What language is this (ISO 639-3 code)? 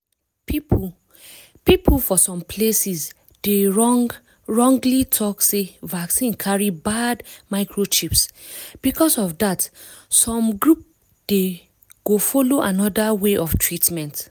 pcm